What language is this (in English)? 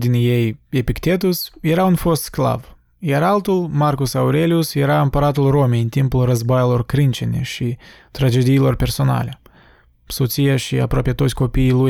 Romanian